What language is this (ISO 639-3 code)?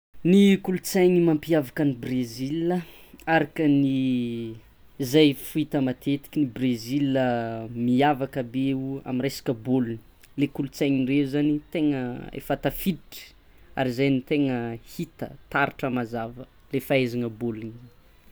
xmw